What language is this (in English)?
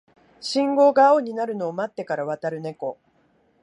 Japanese